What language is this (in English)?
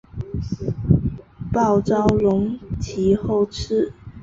Chinese